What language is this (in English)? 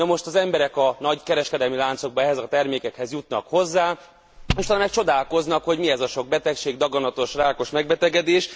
Hungarian